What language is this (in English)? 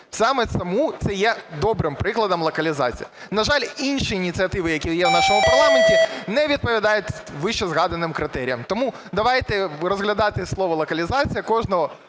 Ukrainian